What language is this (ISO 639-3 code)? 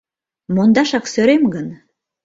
chm